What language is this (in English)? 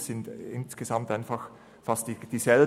Swiss German